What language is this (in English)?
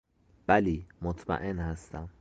Persian